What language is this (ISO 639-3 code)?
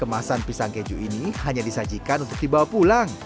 ind